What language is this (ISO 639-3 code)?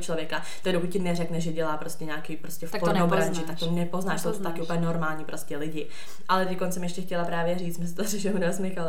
ces